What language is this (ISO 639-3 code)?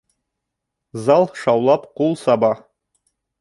bak